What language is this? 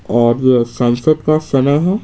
Hindi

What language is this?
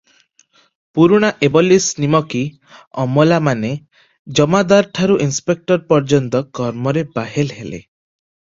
Odia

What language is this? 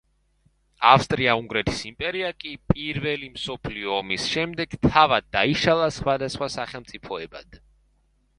Georgian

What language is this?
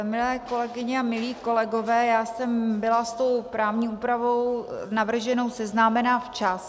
Czech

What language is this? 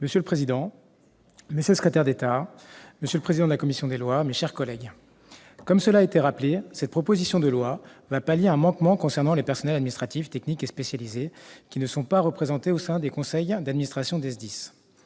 French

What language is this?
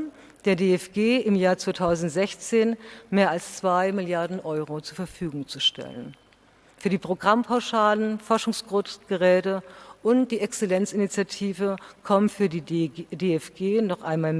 German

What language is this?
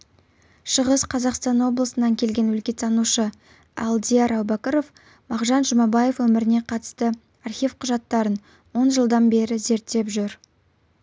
Kazakh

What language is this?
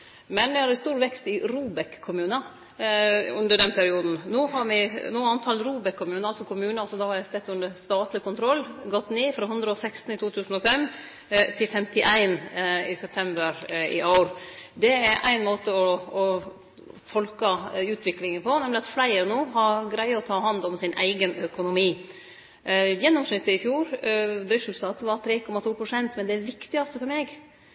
Norwegian Nynorsk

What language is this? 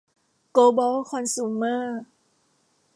Thai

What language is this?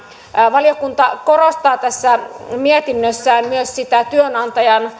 Finnish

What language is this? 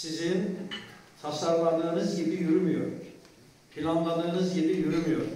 Turkish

